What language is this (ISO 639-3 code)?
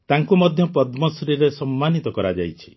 ori